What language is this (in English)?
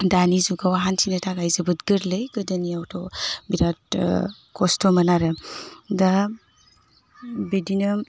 Bodo